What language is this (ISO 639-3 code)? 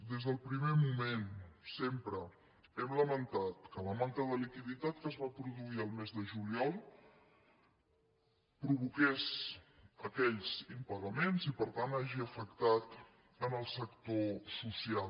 cat